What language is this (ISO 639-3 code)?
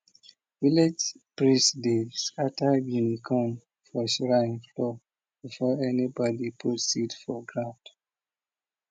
pcm